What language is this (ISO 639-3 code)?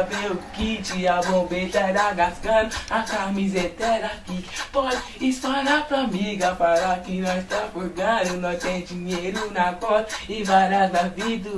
por